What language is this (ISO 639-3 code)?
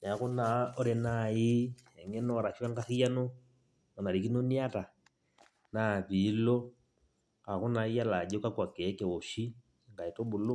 mas